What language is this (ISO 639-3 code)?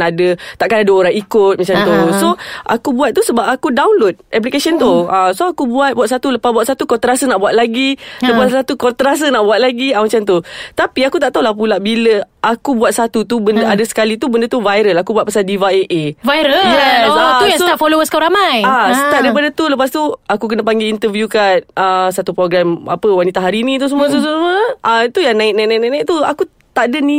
msa